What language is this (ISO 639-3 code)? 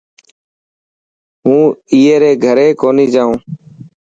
mki